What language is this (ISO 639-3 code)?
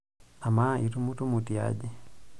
mas